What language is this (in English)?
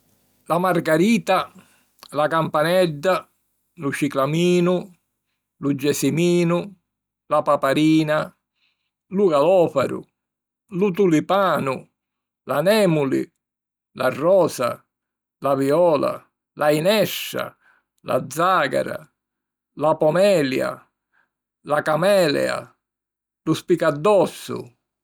Sicilian